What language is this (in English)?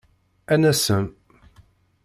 Kabyle